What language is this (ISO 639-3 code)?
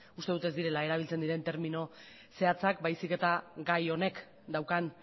eus